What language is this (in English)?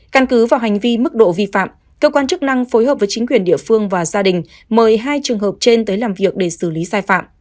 Vietnamese